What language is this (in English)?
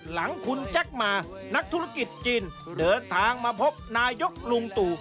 Thai